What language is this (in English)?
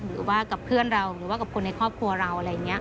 Thai